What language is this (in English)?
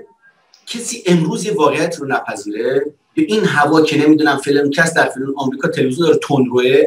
Persian